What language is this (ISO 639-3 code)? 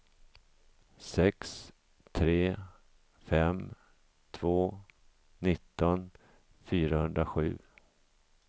swe